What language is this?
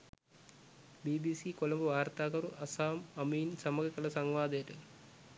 Sinhala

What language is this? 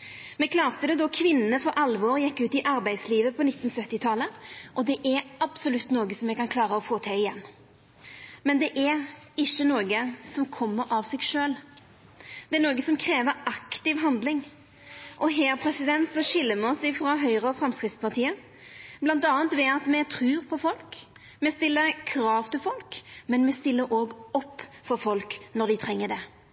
Norwegian Nynorsk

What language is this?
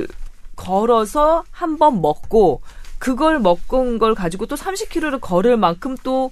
Korean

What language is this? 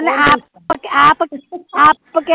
Punjabi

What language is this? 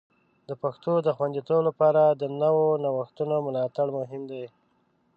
Pashto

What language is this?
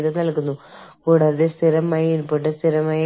Malayalam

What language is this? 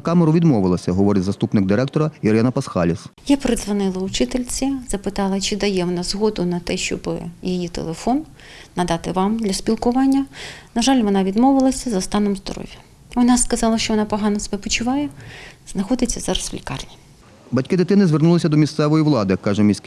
Ukrainian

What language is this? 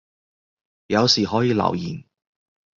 Cantonese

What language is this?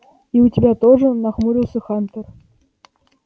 Russian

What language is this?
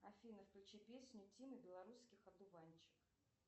Russian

